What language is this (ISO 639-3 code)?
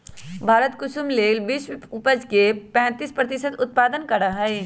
mag